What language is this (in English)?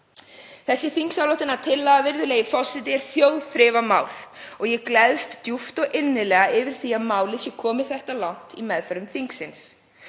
Icelandic